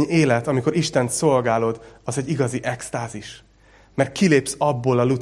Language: Hungarian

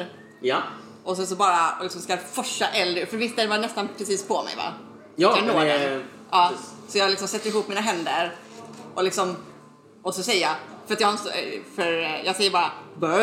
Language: Swedish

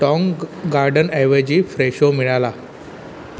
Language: Marathi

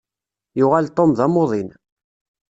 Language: Kabyle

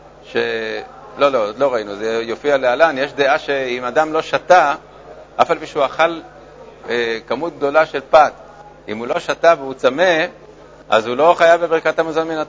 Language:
Hebrew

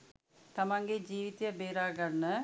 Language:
Sinhala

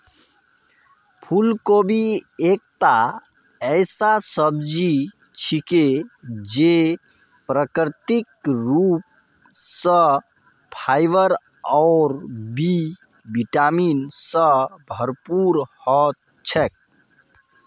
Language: Magahi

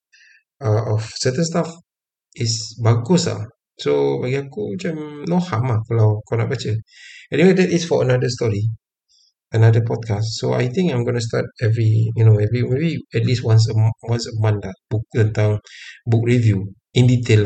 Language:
Malay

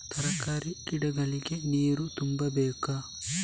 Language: Kannada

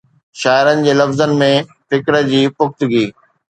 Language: Sindhi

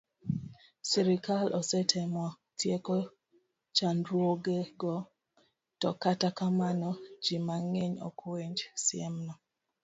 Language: Luo (Kenya and Tanzania)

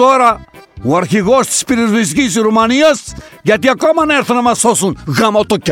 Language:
Greek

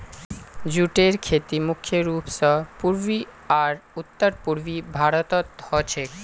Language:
Magahi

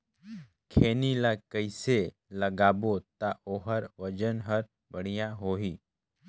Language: Chhattisgarhi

